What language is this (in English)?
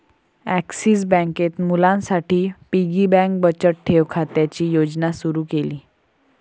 Marathi